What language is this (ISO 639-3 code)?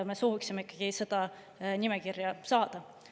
est